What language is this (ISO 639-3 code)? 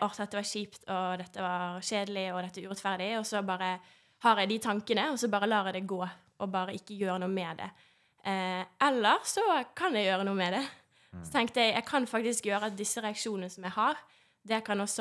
nor